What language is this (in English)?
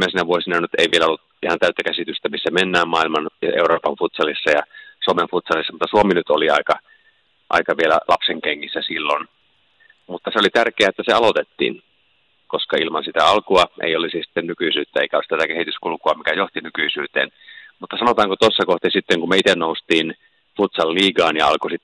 Finnish